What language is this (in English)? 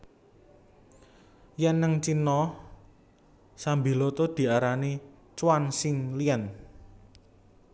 Javanese